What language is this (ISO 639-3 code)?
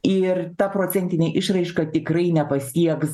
lit